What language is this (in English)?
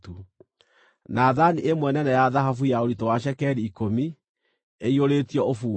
Kikuyu